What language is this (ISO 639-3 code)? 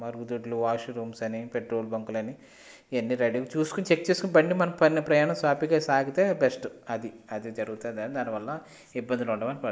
tel